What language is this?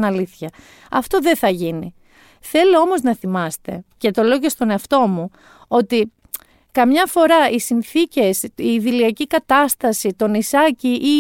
Greek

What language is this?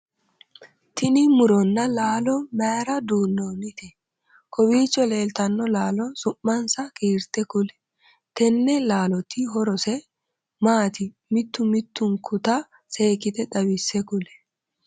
Sidamo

